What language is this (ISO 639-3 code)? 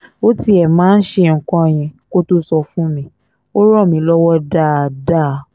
yor